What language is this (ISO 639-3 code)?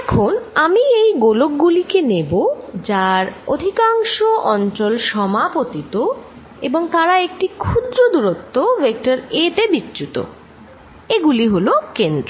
ben